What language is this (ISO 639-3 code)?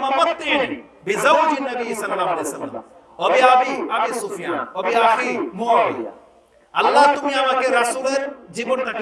ben